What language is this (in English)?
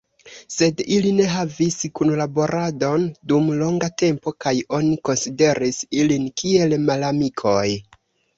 Esperanto